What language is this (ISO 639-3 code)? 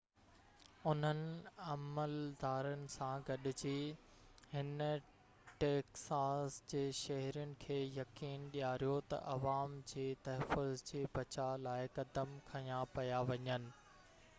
snd